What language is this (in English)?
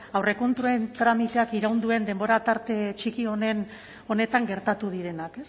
Basque